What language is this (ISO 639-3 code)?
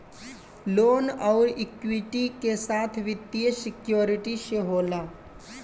bho